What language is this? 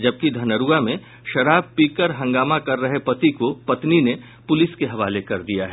Hindi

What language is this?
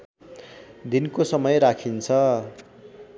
Nepali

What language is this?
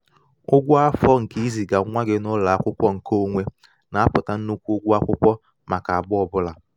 Igbo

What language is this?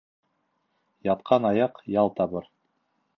Bashkir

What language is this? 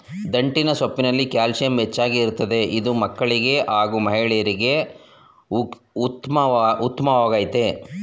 Kannada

